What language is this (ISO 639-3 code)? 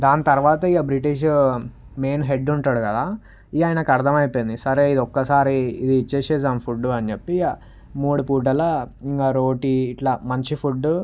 tel